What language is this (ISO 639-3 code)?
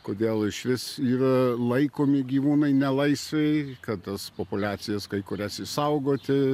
lit